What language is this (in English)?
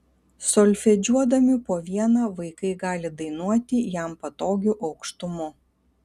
Lithuanian